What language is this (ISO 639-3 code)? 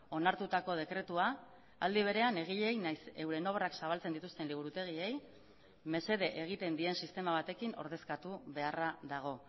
eus